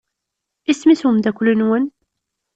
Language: Kabyle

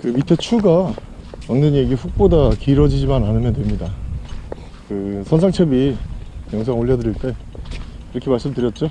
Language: Korean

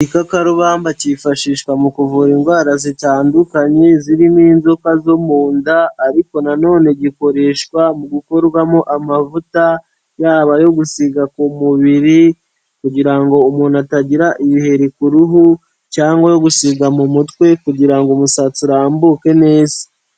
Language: Kinyarwanda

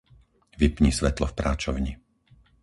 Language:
Slovak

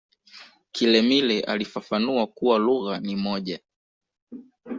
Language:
Swahili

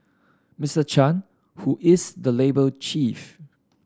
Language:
English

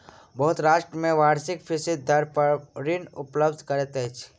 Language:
Maithili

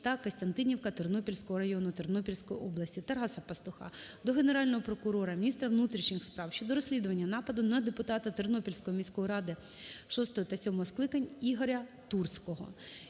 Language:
Ukrainian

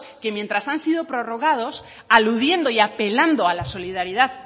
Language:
Spanish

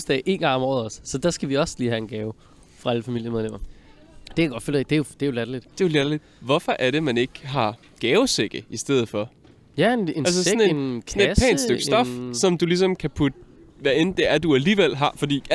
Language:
Danish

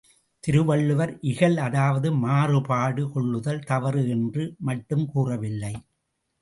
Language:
Tamil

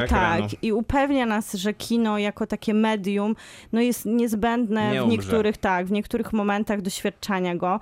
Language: Polish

